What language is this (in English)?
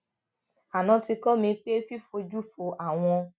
Yoruba